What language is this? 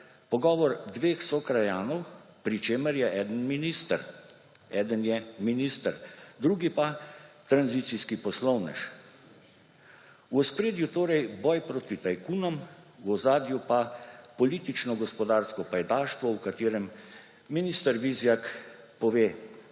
Slovenian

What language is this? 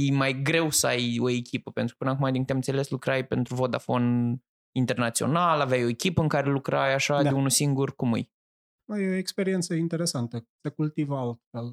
Romanian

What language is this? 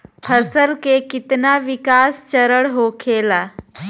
Bhojpuri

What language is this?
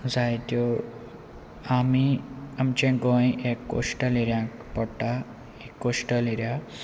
Konkani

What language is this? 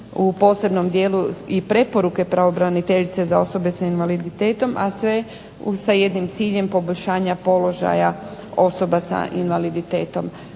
Croatian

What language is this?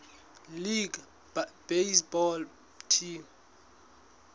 Southern Sotho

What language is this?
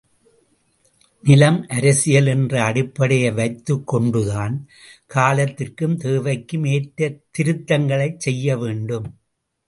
Tamil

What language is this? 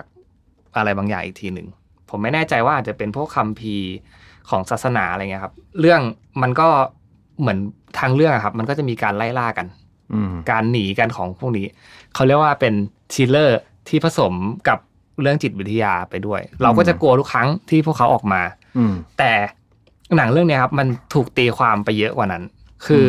Thai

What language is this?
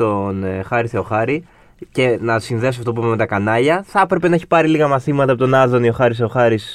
Greek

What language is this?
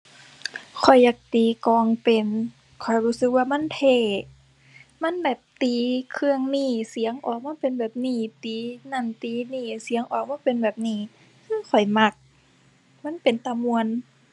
Thai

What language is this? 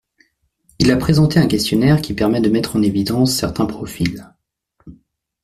French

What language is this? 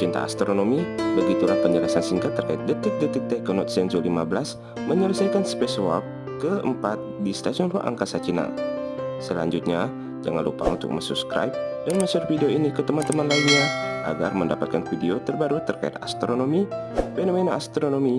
Indonesian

